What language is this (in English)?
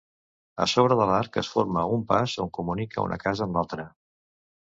Catalan